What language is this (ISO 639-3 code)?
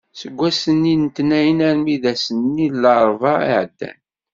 kab